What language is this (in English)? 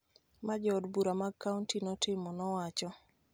Luo (Kenya and Tanzania)